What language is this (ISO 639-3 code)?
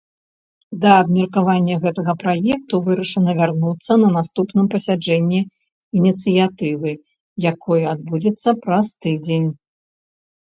bel